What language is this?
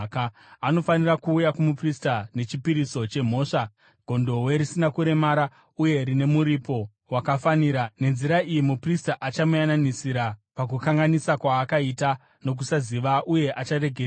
Shona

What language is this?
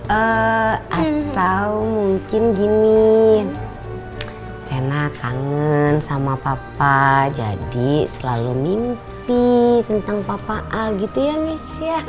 Indonesian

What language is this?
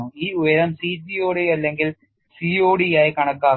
Malayalam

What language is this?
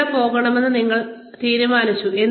Malayalam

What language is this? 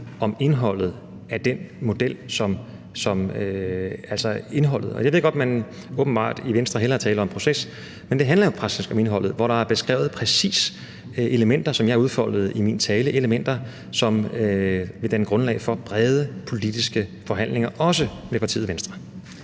Danish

